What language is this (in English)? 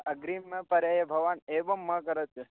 Sanskrit